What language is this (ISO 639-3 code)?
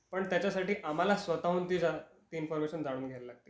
mar